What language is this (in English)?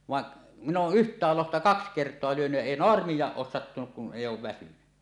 Finnish